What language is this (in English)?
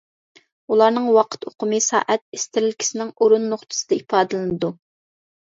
Uyghur